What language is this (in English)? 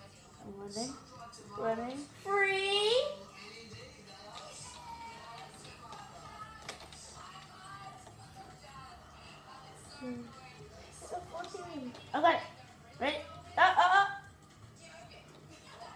English